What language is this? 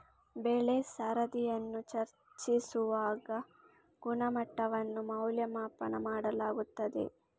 Kannada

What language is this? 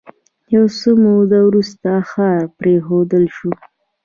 Pashto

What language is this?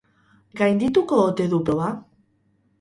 Basque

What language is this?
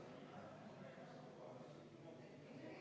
Estonian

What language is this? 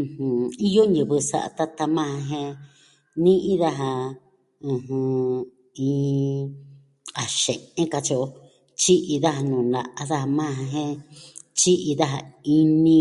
Southwestern Tlaxiaco Mixtec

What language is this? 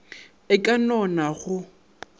Northern Sotho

